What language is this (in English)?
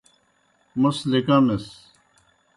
Kohistani Shina